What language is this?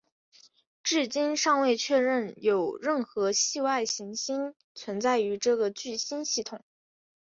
Chinese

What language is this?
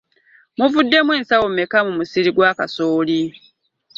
Ganda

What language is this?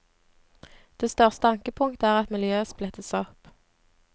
Norwegian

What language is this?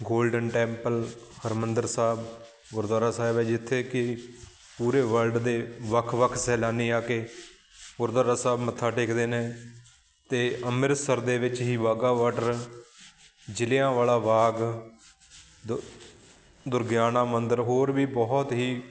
Punjabi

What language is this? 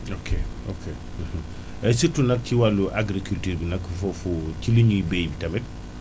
Wolof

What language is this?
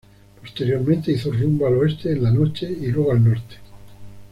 Spanish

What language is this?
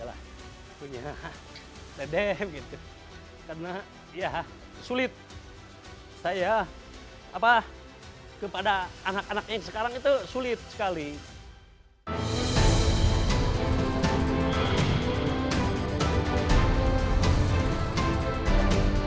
Indonesian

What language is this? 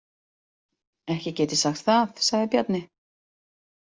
Icelandic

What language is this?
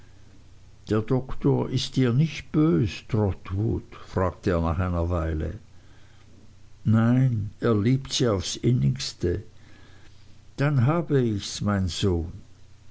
German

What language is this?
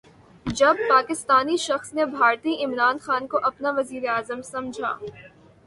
Urdu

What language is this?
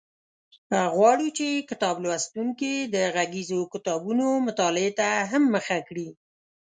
Pashto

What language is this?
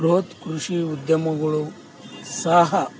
Kannada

